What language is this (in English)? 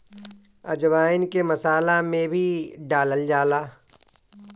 Bhojpuri